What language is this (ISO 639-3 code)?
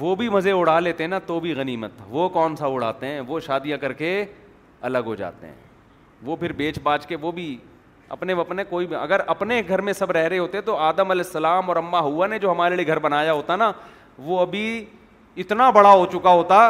urd